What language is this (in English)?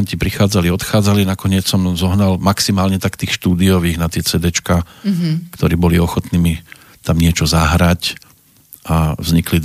Slovak